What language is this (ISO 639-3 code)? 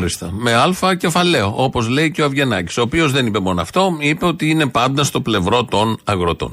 ell